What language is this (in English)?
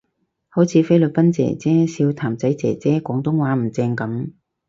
Cantonese